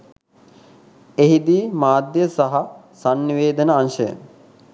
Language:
Sinhala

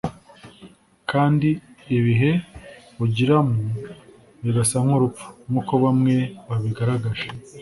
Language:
Kinyarwanda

